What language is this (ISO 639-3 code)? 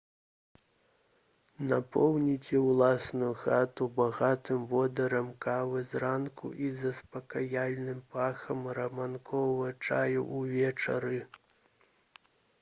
bel